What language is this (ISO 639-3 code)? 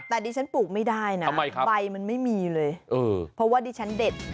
tha